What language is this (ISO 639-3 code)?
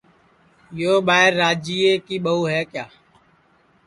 ssi